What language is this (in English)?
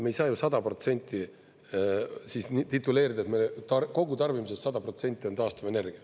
Estonian